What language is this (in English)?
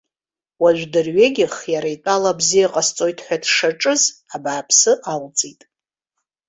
Abkhazian